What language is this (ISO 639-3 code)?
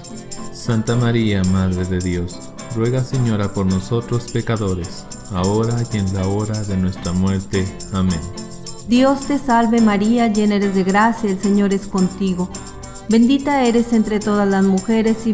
spa